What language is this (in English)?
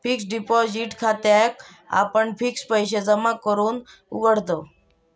Marathi